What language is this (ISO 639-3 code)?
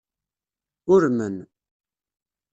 kab